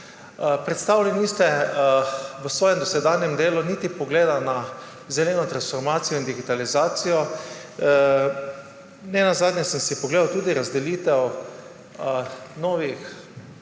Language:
Slovenian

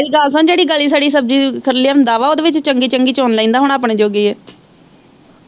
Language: Punjabi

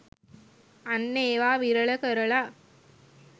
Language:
Sinhala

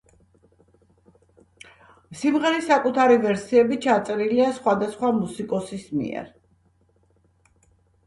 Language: Georgian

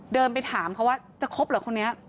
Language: Thai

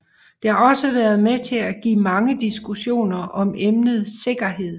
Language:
Danish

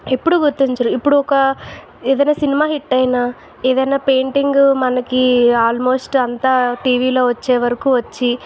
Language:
Telugu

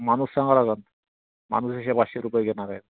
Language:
Marathi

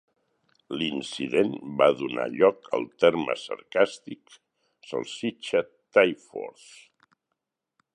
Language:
Catalan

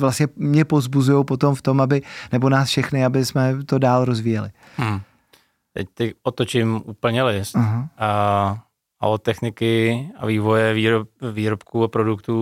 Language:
Czech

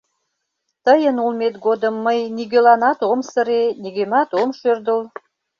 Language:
Mari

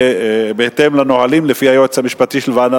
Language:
Hebrew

